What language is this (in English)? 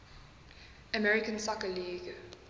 English